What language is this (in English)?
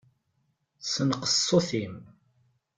Kabyle